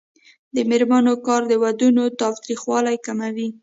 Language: Pashto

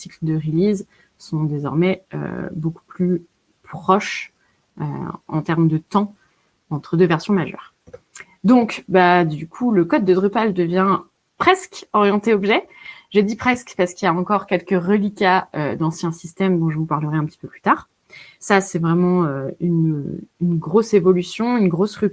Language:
French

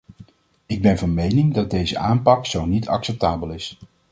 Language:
Dutch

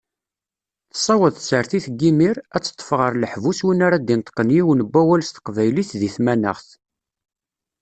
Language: Kabyle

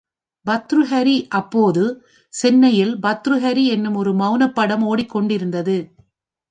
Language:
Tamil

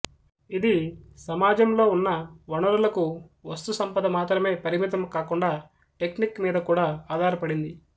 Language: Telugu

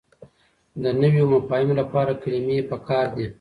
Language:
Pashto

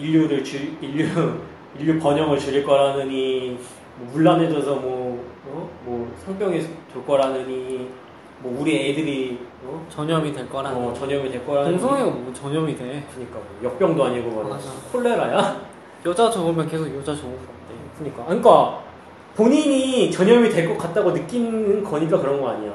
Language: Korean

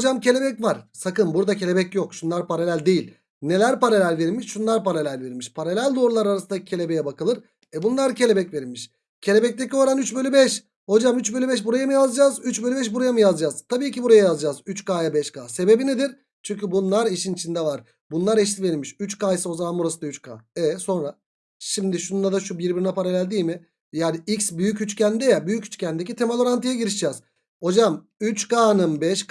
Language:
Turkish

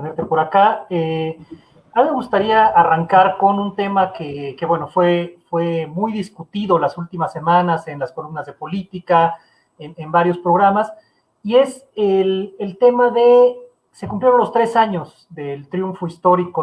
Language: Spanish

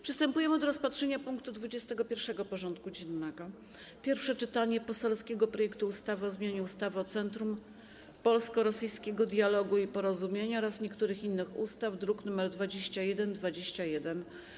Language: Polish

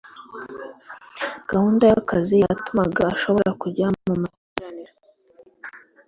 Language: Kinyarwanda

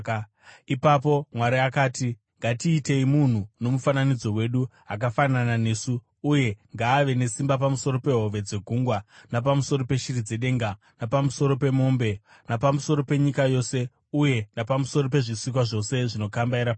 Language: Shona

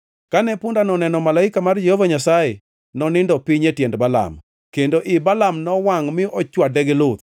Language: Luo (Kenya and Tanzania)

